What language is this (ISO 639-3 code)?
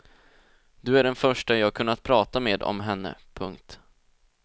swe